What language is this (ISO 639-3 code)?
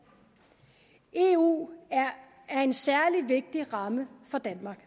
dan